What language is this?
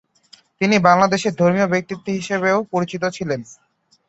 Bangla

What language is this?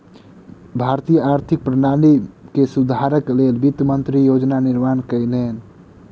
Maithili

